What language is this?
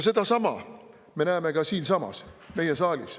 Estonian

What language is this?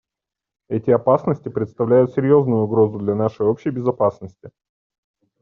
Russian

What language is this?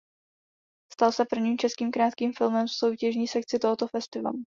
Czech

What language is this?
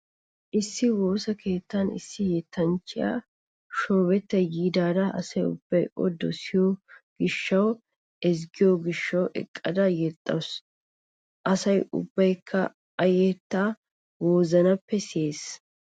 Wolaytta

